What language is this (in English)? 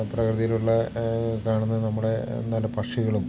Malayalam